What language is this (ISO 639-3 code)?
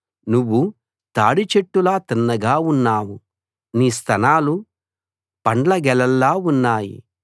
tel